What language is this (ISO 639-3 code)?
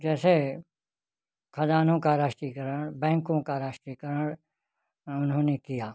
hin